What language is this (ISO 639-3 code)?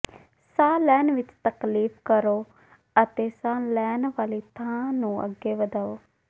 pan